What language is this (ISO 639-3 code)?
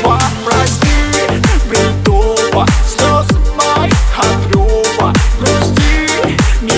ron